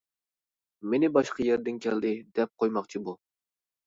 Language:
Uyghur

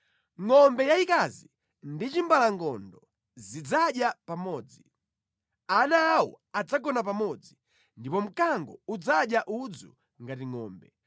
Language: Nyanja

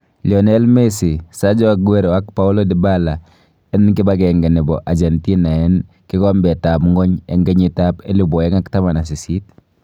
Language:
Kalenjin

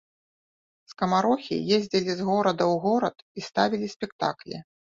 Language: Belarusian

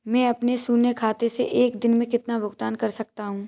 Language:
Hindi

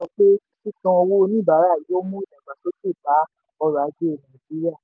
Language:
Yoruba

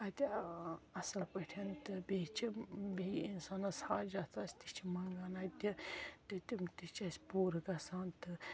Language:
Kashmiri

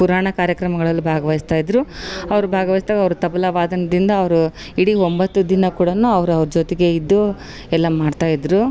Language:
Kannada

